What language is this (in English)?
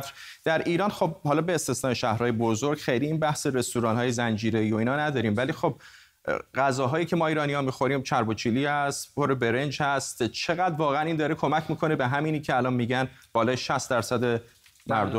Persian